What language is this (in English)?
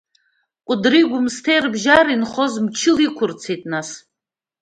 Abkhazian